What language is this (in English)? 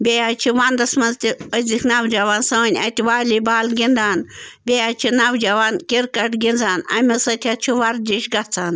Kashmiri